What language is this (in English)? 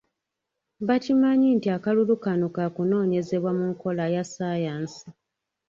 Ganda